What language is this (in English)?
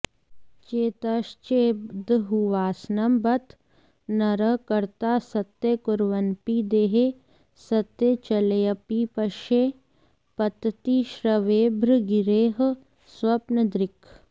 Sanskrit